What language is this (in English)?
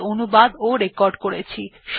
Bangla